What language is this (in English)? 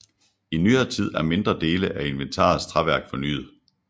Danish